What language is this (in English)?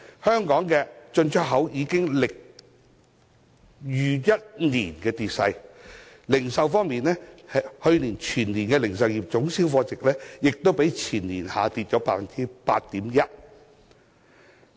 Cantonese